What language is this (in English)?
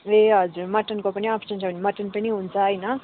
Nepali